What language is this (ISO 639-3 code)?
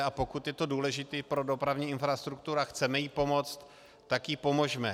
ces